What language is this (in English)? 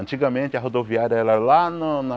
Portuguese